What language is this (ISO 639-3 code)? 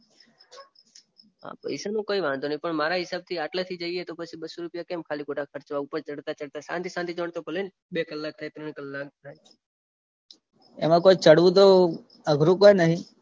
guj